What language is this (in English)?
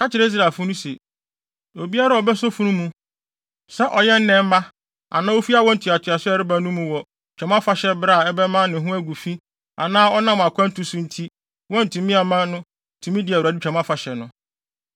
Akan